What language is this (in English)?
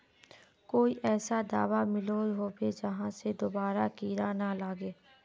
Magahi